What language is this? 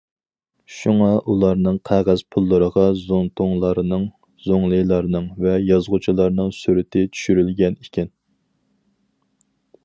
Uyghur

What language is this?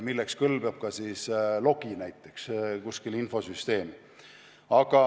Estonian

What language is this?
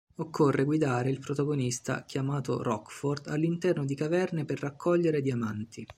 Italian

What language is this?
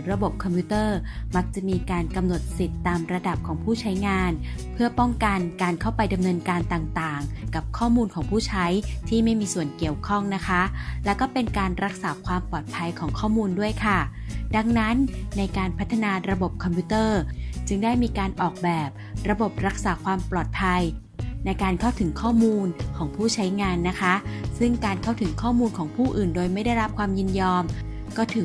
Thai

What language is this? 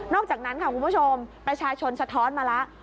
Thai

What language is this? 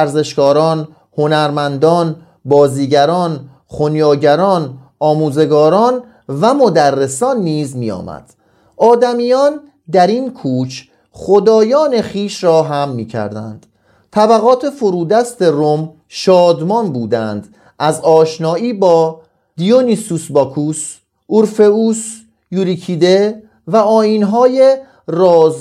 Persian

